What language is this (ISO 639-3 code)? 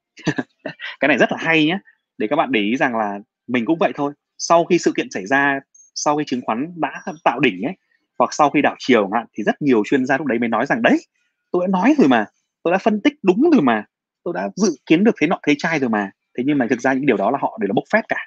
vie